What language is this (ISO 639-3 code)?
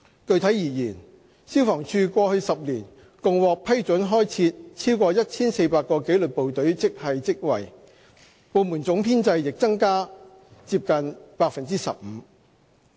yue